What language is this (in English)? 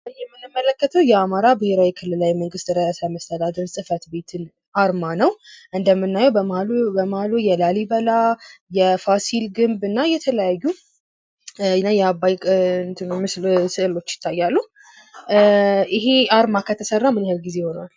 Amharic